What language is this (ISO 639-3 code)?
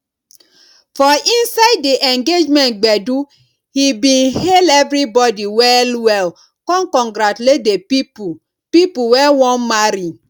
pcm